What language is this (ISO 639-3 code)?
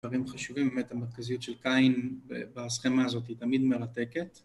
heb